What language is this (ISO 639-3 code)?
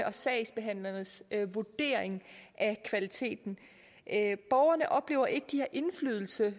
dan